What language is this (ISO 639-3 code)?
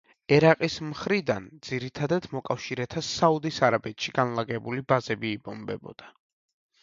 kat